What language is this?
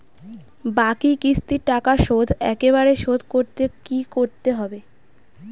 Bangla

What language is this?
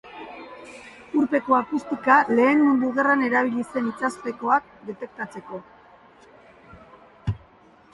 Basque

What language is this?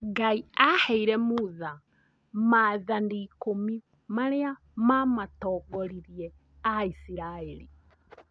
Kikuyu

